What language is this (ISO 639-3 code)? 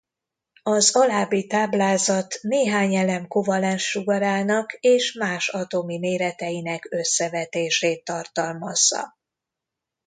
hun